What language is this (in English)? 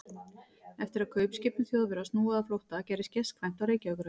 Icelandic